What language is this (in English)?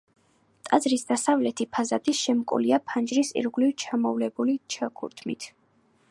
Georgian